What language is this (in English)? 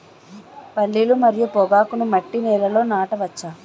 Telugu